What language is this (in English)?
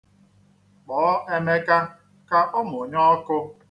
Igbo